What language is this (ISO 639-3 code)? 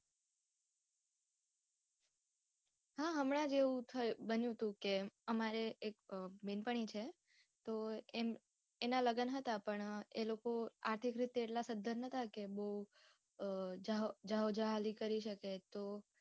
guj